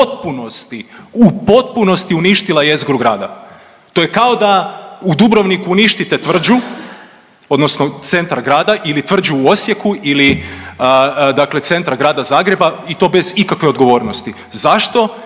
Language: Croatian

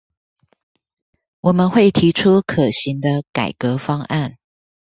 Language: Chinese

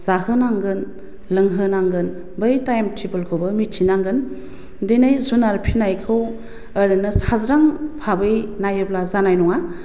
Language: Bodo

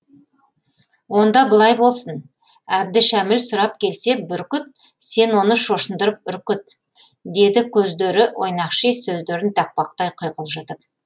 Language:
Kazakh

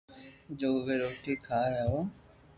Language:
Loarki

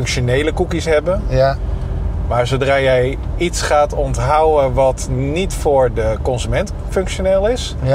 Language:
Dutch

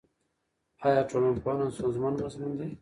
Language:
Pashto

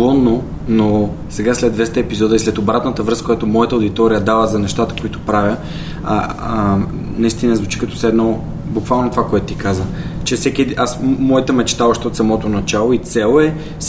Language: Bulgarian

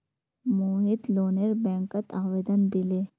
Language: Magahi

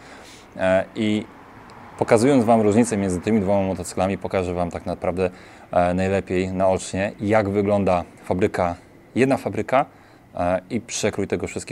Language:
Polish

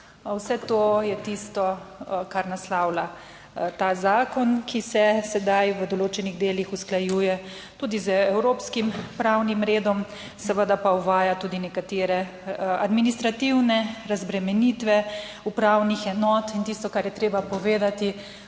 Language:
Slovenian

